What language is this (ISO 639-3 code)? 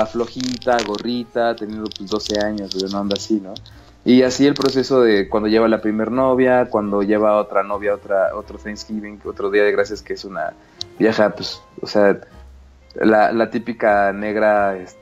spa